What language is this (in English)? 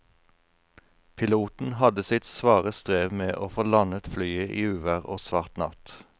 Norwegian